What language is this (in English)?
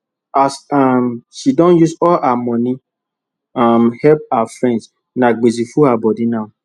Nigerian Pidgin